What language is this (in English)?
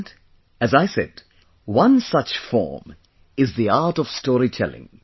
English